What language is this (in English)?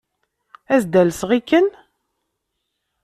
Kabyle